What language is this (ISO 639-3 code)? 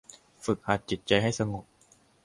tha